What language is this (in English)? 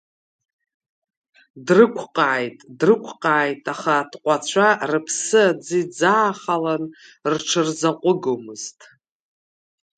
Abkhazian